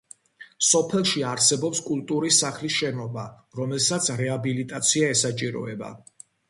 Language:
Georgian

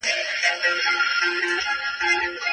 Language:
Pashto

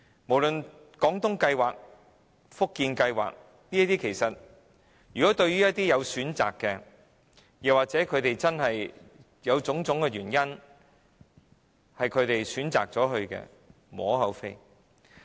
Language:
Cantonese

